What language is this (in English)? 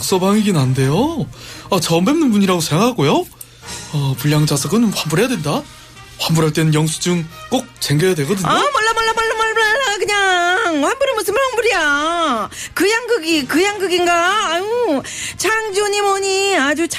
Korean